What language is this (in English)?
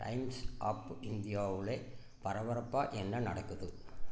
Tamil